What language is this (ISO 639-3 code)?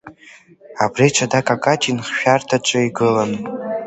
abk